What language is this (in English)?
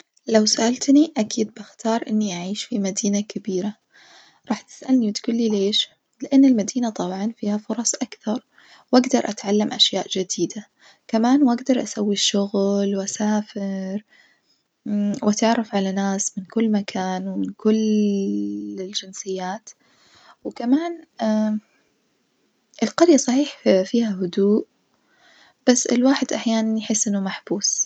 Najdi Arabic